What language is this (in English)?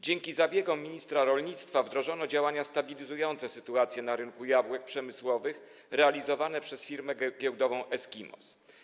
Polish